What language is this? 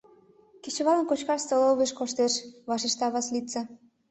Mari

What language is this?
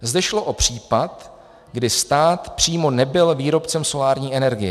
Czech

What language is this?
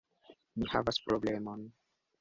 Esperanto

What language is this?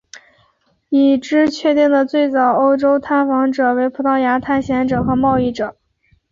Chinese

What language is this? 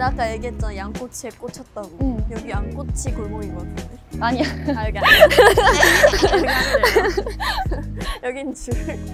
Korean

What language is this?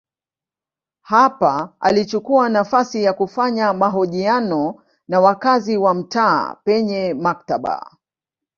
Swahili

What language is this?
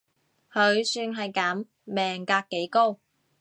Cantonese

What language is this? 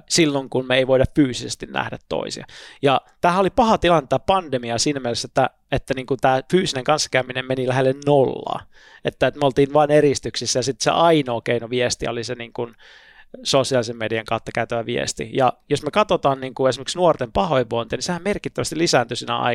Finnish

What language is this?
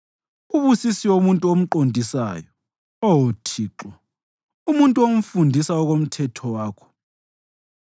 North Ndebele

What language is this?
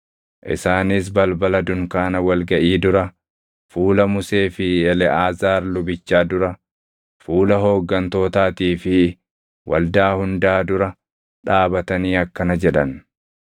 Oromo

